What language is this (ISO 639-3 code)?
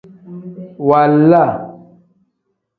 kdh